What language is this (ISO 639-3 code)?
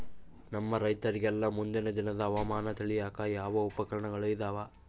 kan